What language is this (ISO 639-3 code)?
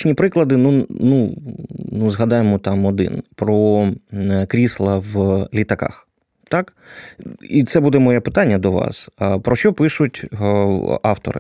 ukr